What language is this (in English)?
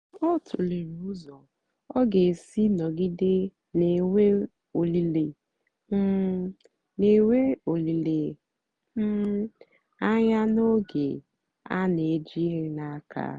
Igbo